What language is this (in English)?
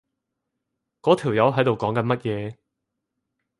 Cantonese